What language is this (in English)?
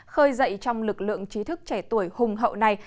Vietnamese